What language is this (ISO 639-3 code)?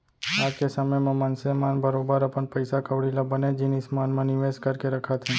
hne